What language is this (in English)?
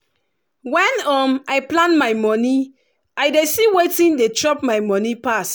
Nigerian Pidgin